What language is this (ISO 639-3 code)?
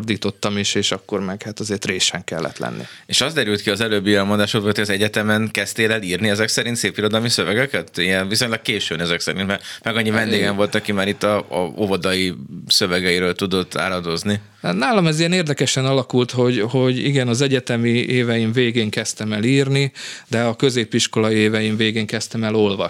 hun